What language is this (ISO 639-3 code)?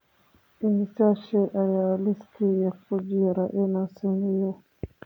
som